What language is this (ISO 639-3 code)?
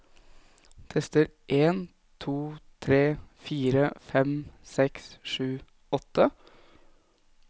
nor